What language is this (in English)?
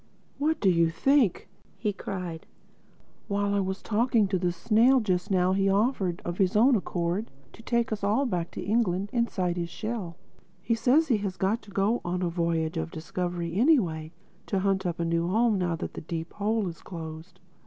English